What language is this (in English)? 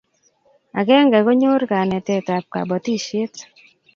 Kalenjin